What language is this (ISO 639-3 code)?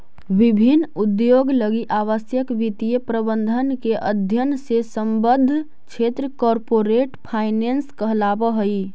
mag